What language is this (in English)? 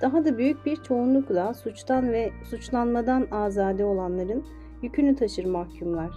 Turkish